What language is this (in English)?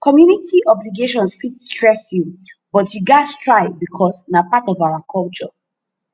Nigerian Pidgin